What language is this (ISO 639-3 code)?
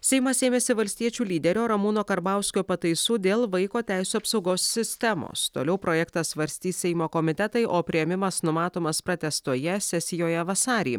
lit